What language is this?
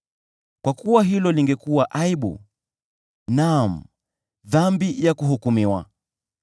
Swahili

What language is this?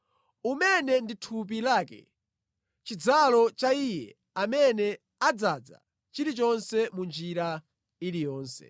Nyanja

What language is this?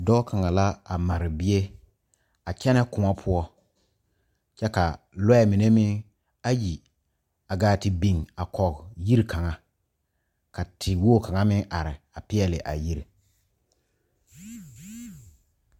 Southern Dagaare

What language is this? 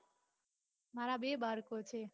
Gujarati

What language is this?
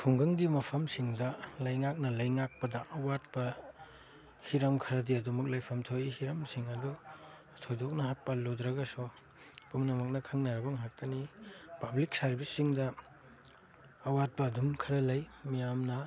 Manipuri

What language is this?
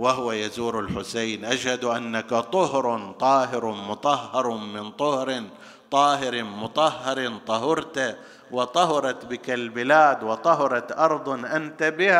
Arabic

